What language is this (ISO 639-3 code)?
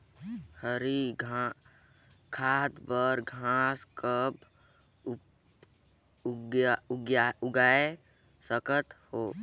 hne